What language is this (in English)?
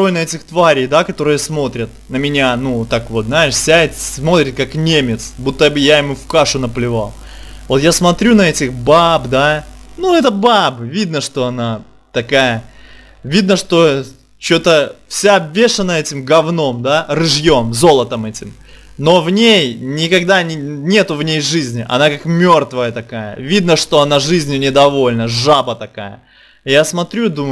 Russian